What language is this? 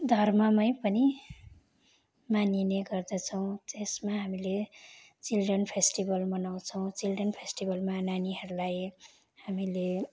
Nepali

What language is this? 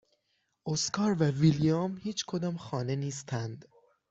Persian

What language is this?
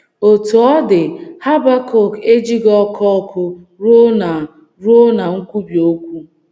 Igbo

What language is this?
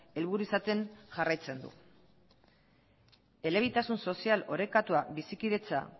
Basque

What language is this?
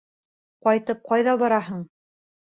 Bashkir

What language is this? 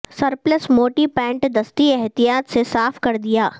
Urdu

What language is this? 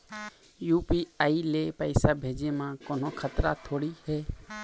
Chhattisgarhi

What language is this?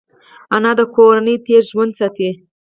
Pashto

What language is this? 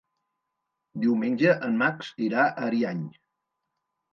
Catalan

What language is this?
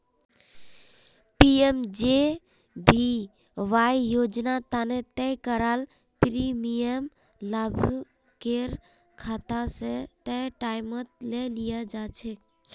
Magahi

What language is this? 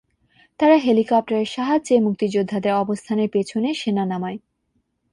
Bangla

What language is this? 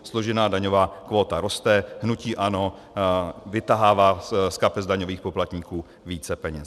Czech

